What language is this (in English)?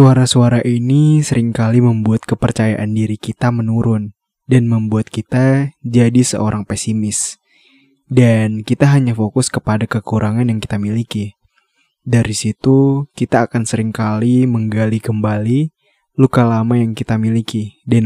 Indonesian